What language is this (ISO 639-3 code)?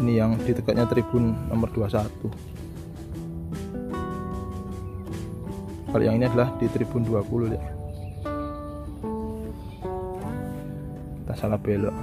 ind